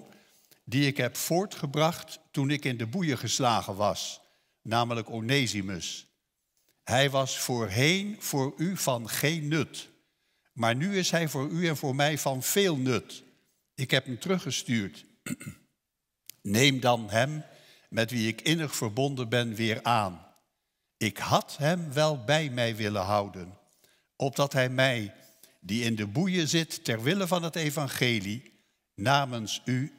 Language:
Dutch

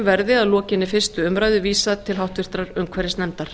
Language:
Icelandic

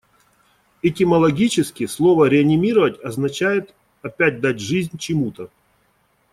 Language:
Russian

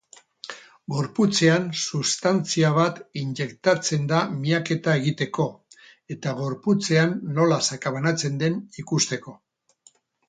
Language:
Basque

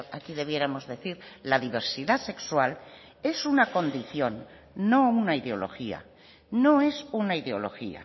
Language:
Spanish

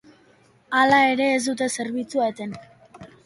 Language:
Basque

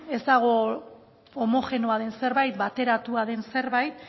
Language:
Basque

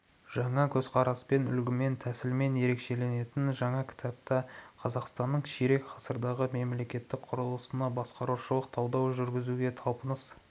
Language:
Kazakh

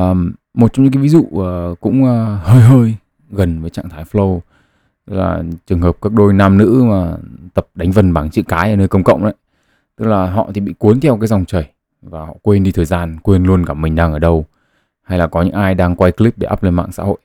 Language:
Vietnamese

